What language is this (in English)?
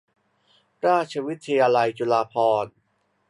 Thai